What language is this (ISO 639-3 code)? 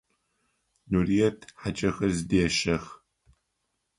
ady